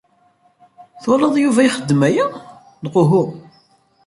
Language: Kabyle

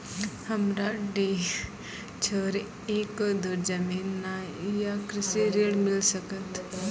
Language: Maithili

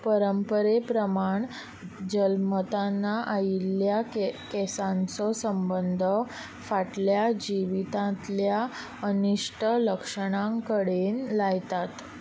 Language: Konkani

